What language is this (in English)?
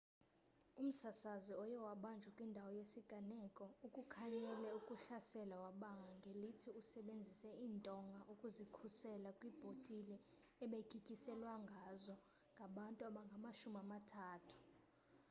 Xhosa